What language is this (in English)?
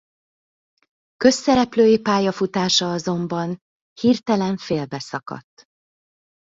Hungarian